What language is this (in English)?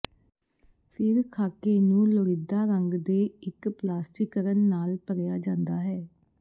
Punjabi